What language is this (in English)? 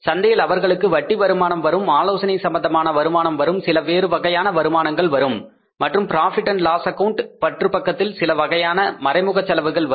Tamil